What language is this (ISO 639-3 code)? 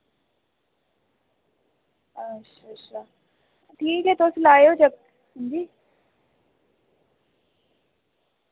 doi